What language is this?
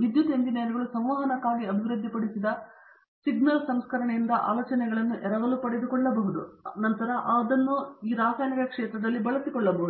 Kannada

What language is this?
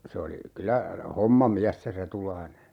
Finnish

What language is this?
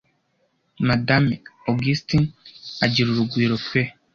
Kinyarwanda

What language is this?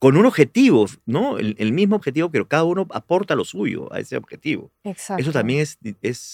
Spanish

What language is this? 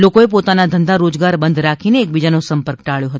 Gujarati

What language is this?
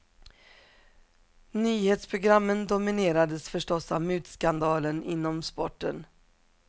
Swedish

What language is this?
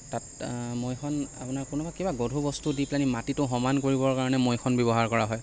Assamese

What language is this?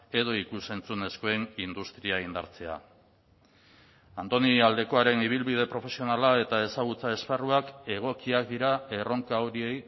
Basque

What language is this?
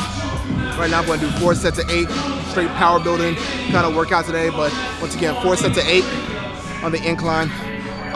English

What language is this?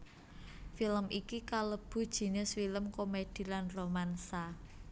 Javanese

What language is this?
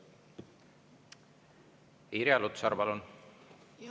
Estonian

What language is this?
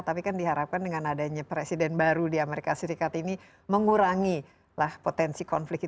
Indonesian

